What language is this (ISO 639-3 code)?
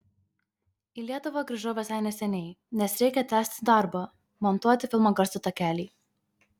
lit